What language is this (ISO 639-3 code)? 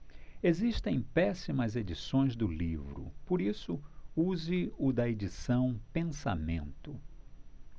por